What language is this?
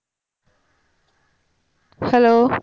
Tamil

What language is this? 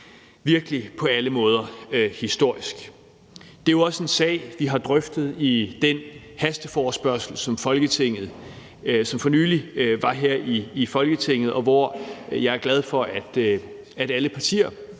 Danish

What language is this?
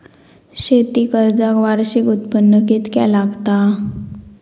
Marathi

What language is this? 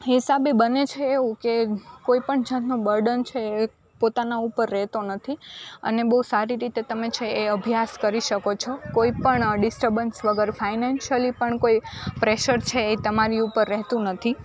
Gujarati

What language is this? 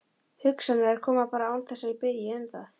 Icelandic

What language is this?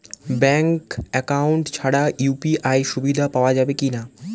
Bangla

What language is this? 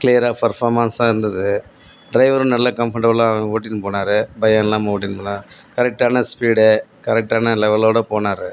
Tamil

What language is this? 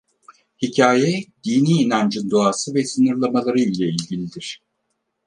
Turkish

